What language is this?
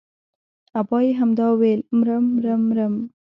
Pashto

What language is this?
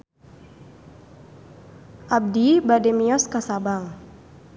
Sundanese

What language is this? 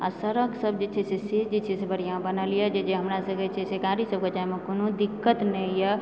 Maithili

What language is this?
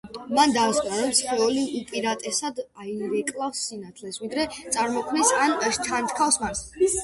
Georgian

